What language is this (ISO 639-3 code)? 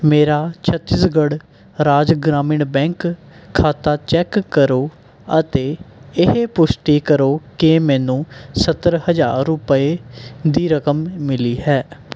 pan